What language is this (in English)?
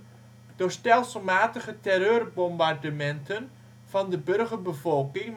Dutch